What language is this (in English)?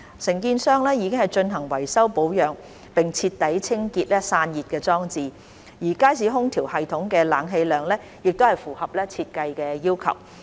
Cantonese